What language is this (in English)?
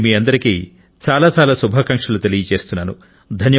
Telugu